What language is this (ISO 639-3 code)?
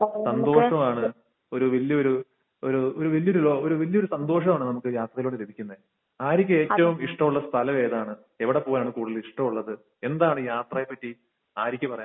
mal